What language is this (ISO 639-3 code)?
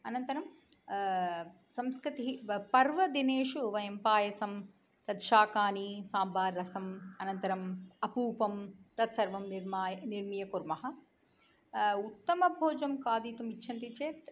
san